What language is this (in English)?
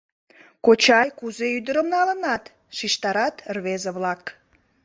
Mari